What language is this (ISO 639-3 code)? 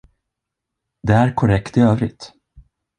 swe